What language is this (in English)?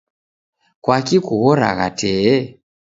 Taita